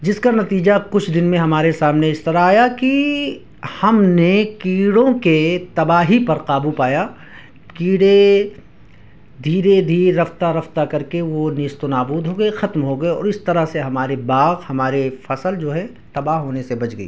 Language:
Urdu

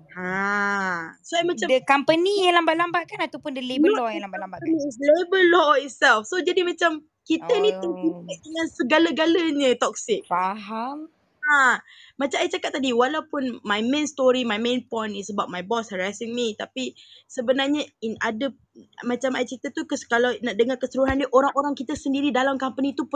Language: Malay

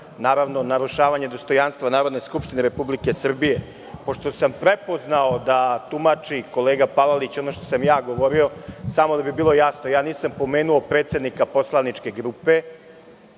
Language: Serbian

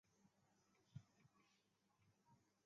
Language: Chinese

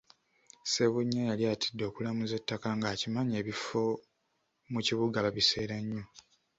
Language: Ganda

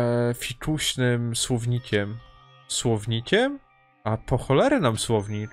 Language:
Polish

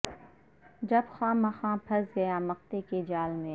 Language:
Urdu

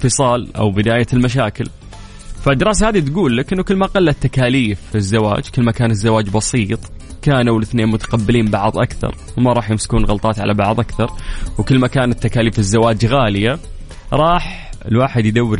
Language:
Arabic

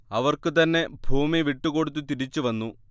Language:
Malayalam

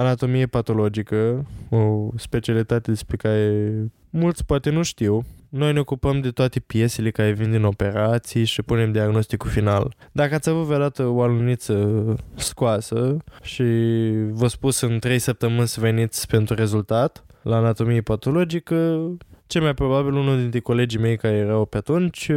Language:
Romanian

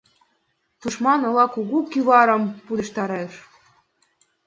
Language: Mari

